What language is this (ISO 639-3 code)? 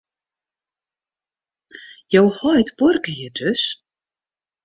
fry